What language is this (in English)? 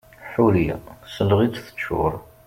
Kabyle